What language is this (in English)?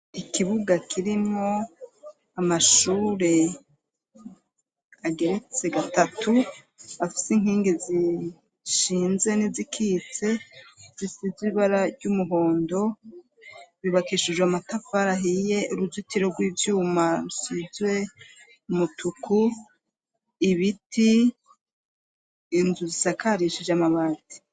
Rundi